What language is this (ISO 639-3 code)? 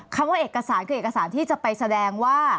tha